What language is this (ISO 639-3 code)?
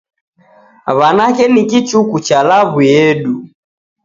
dav